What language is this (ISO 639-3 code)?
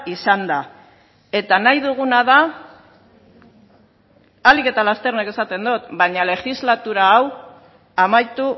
eus